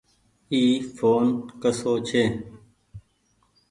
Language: Goaria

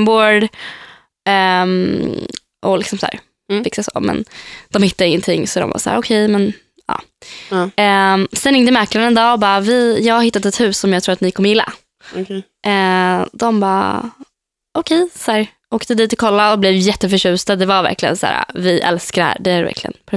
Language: Swedish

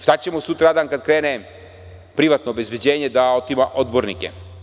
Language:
Serbian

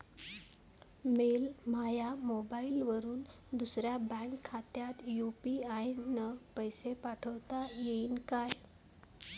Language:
Marathi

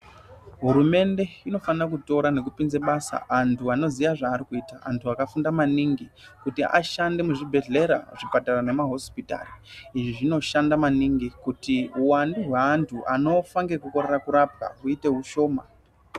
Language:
Ndau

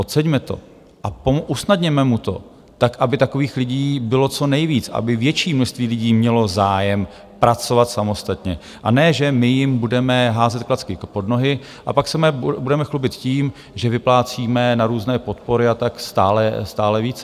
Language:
Czech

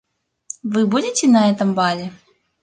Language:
Russian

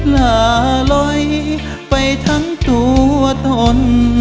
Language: Thai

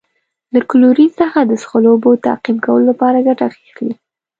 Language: Pashto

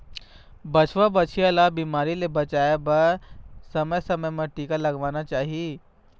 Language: Chhattisgarhi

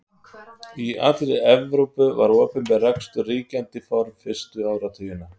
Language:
Icelandic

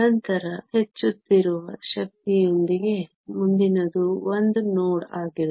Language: Kannada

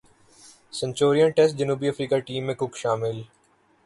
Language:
Urdu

